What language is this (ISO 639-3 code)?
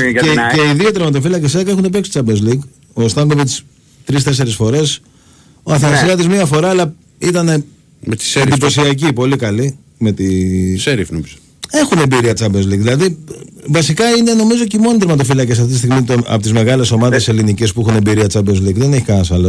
ell